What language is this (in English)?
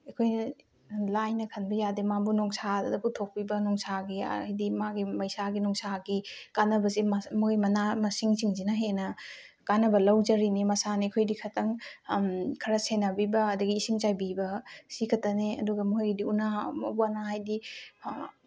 Manipuri